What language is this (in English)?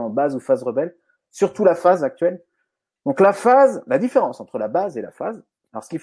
French